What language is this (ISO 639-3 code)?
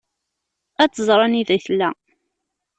kab